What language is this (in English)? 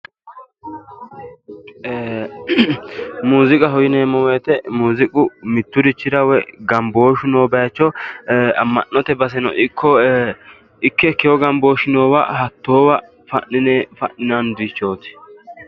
Sidamo